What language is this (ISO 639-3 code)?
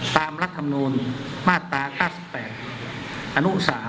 tha